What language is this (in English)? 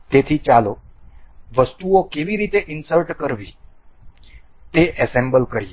Gujarati